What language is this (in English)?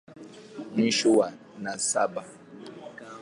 Swahili